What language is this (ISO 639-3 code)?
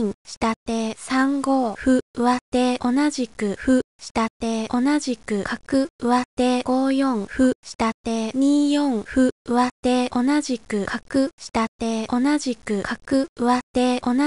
jpn